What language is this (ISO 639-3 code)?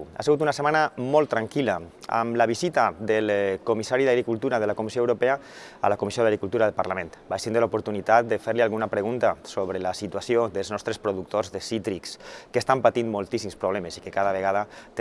cat